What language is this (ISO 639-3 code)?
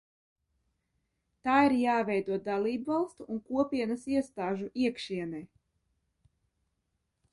lav